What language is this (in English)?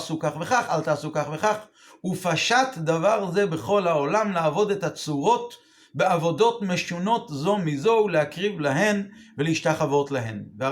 Hebrew